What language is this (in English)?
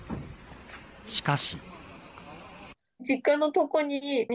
Japanese